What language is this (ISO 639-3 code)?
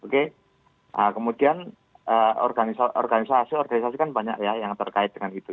ind